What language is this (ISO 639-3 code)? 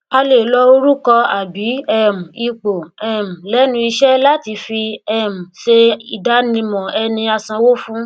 yor